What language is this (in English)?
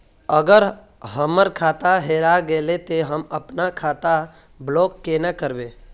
Magahi